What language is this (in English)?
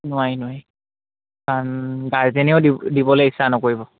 Assamese